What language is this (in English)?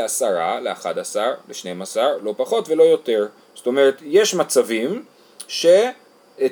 Hebrew